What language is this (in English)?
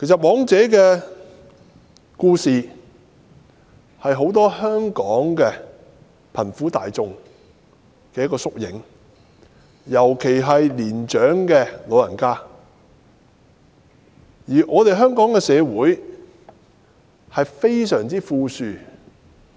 Cantonese